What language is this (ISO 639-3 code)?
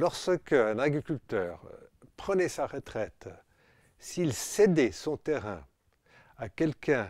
fra